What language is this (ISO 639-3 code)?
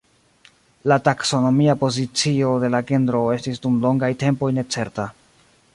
epo